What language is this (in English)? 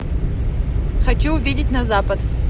Russian